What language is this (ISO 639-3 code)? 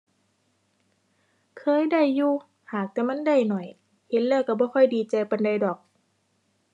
tha